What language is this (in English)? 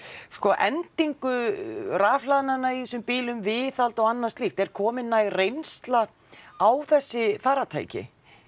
Icelandic